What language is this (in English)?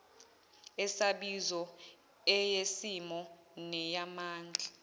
Zulu